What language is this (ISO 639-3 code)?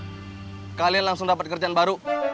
ind